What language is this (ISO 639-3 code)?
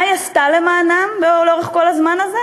heb